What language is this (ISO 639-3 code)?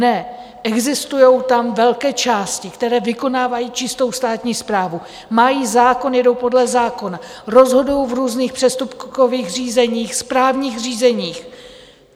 ces